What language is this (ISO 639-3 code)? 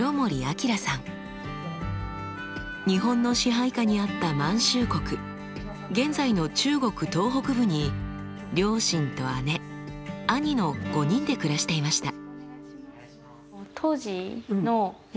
jpn